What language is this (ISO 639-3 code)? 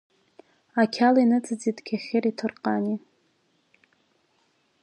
abk